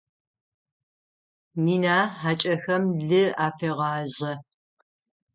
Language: Adyghe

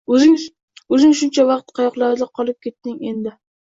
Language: Uzbek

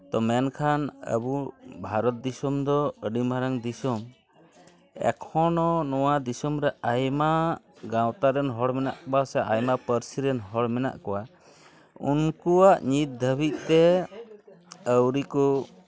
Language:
Santali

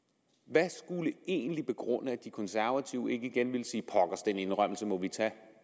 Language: Danish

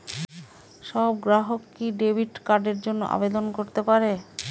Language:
Bangla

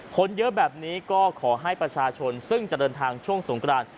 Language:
Thai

